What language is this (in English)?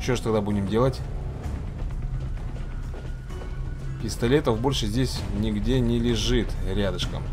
Russian